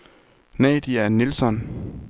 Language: Danish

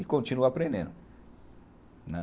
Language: Portuguese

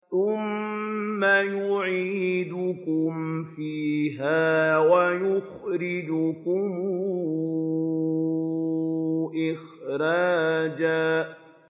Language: Arabic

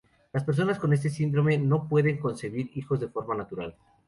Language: Spanish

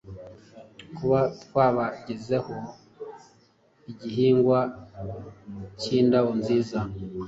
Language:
Kinyarwanda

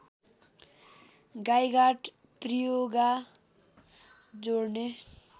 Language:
Nepali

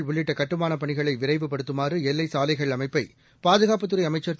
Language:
Tamil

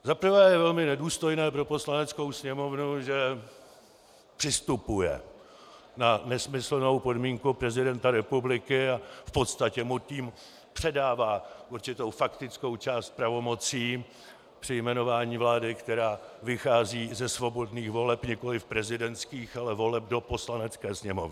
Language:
Czech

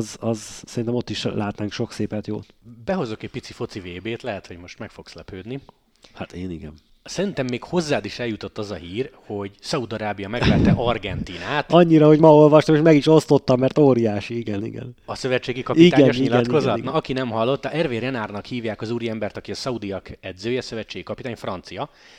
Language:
Hungarian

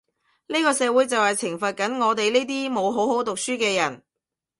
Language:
Cantonese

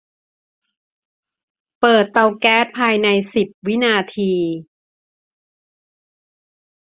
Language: Thai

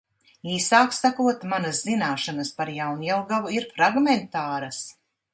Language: Latvian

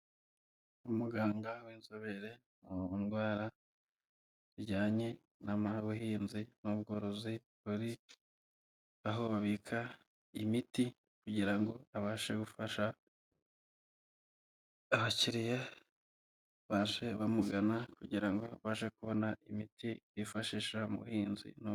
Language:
Kinyarwanda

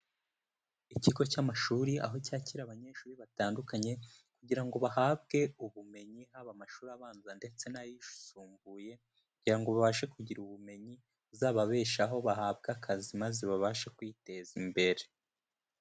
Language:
Kinyarwanda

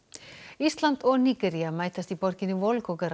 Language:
Icelandic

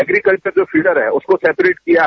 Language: Hindi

